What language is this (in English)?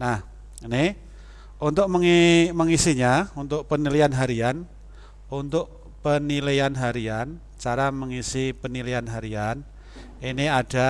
Indonesian